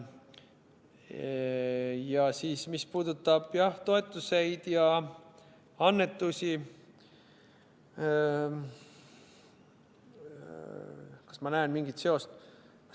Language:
Estonian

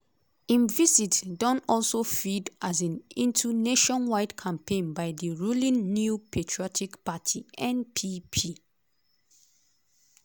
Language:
Nigerian Pidgin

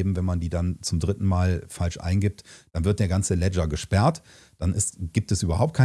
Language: German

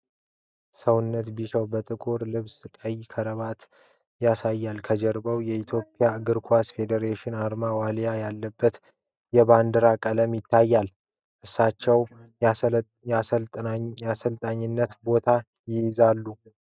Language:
Amharic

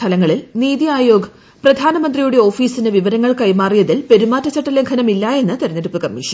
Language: Malayalam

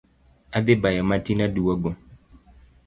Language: Luo (Kenya and Tanzania)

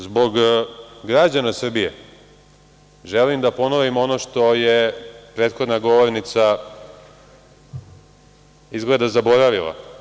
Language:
Serbian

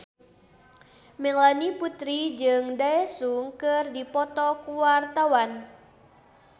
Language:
Sundanese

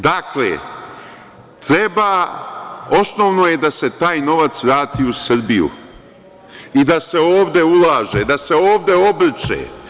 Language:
Serbian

